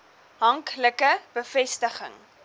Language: Afrikaans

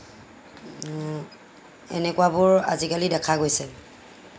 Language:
Assamese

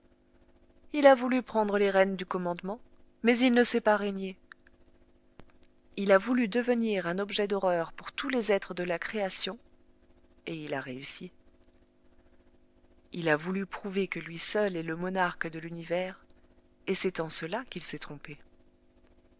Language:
French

